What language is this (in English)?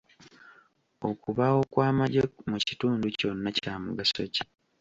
Ganda